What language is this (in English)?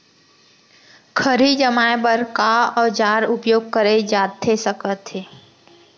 Chhattisgarhi